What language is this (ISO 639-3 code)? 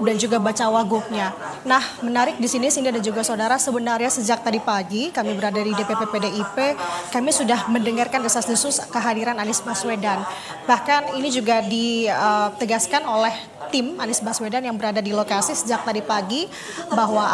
ind